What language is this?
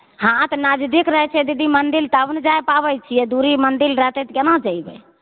Maithili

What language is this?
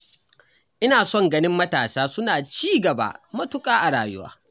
Hausa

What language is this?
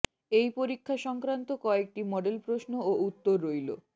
Bangla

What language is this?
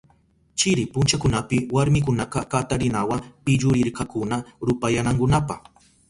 Southern Pastaza Quechua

